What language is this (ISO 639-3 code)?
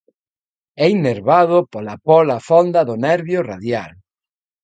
glg